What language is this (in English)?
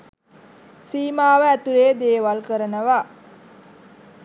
Sinhala